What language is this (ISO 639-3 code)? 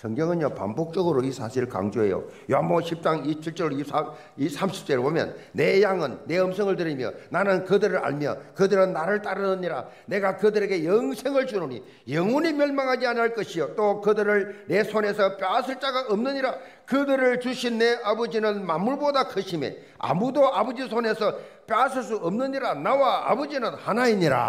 kor